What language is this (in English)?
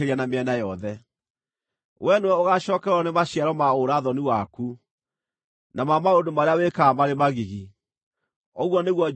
Kikuyu